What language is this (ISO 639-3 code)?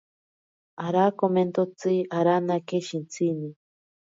prq